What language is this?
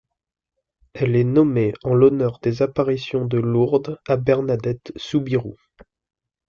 French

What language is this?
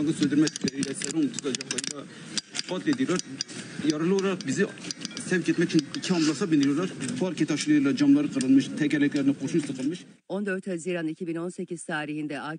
Turkish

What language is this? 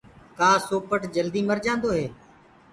Gurgula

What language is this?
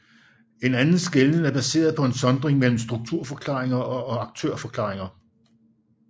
Danish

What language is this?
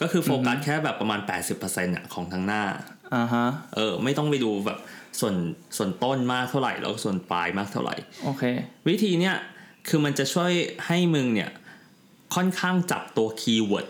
Thai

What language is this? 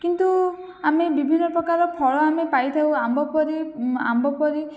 Odia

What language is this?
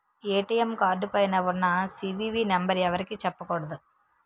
Telugu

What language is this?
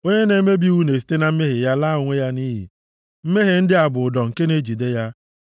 Igbo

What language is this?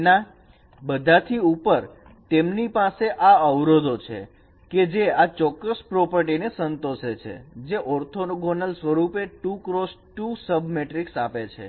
Gujarati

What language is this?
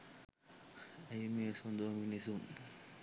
Sinhala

